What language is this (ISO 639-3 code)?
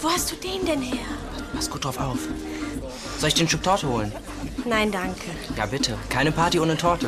deu